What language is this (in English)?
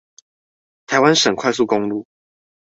Chinese